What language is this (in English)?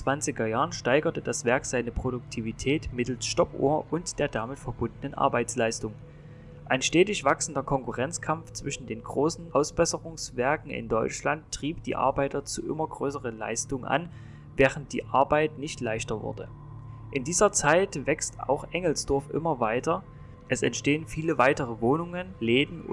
German